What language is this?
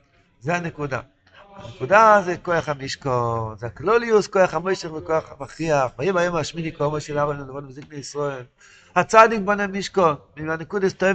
Hebrew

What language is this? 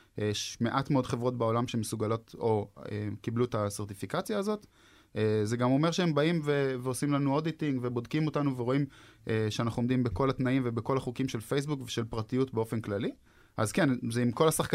Hebrew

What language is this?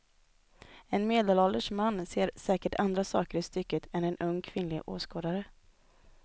Swedish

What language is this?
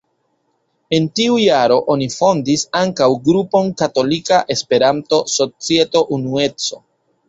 Esperanto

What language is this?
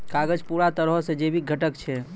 Maithili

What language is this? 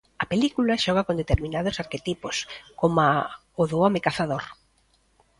Galician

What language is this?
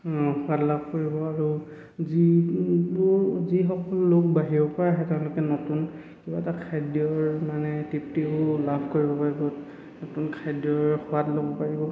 Assamese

